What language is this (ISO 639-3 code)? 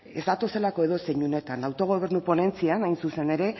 eus